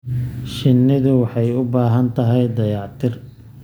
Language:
Somali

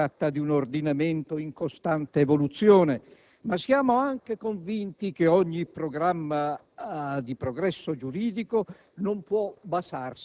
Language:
Italian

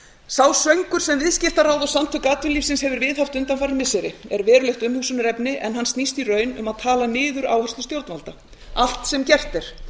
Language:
Icelandic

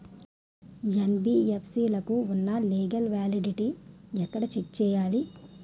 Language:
Telugu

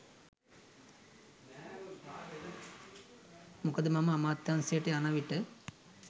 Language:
Sinhala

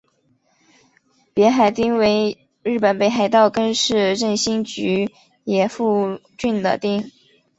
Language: Chinese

